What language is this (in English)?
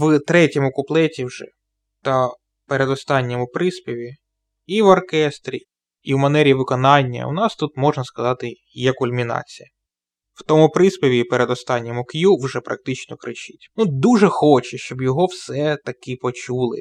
Ukrainian